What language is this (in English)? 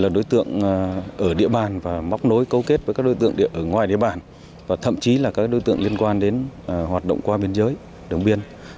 Vietnamese